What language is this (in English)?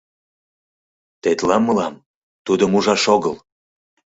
Mari